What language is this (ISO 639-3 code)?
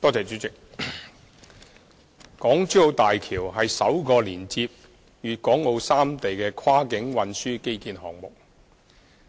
yue